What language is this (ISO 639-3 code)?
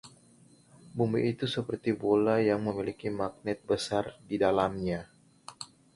ind